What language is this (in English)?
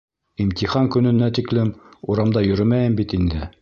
Bashkir